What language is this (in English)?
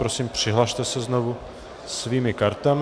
Czech